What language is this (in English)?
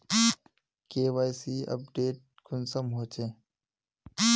Magahi